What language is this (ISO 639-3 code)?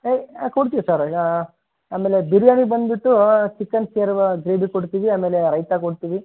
kan